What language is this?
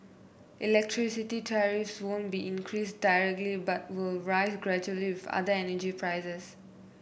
English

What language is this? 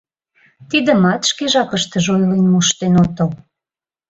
Mari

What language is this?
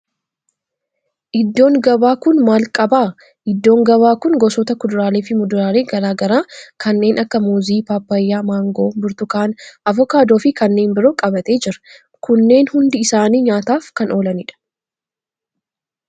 Oromo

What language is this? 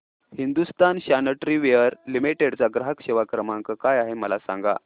Marathi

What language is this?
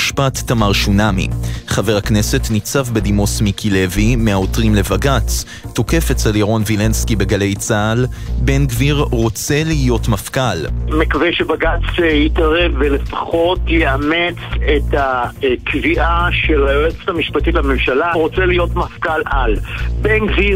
Hebrew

